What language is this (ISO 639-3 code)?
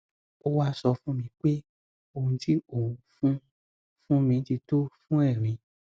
yor